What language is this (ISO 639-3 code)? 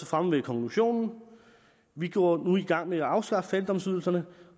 dan